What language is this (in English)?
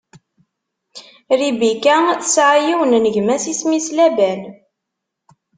Kabyle